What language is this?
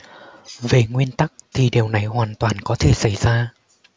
Vietnamese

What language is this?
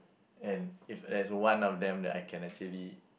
English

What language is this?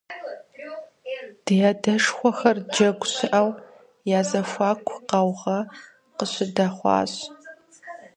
Kabardian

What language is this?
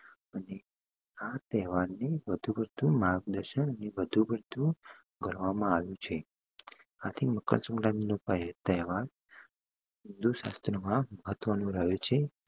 Gujarati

